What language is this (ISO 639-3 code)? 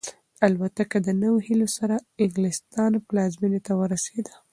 pus